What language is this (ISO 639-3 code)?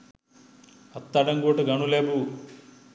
sin